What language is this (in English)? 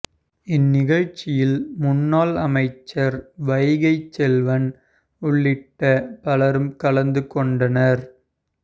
Tamil